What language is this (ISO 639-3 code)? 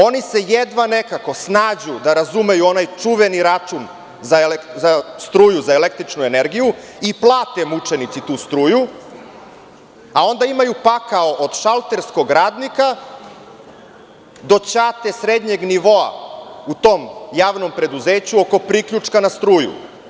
srp